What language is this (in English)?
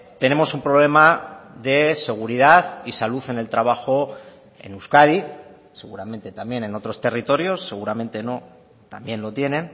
Spanish